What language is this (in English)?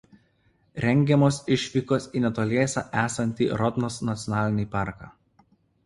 Lithuanian